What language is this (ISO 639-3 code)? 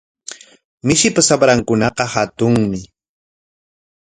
qwa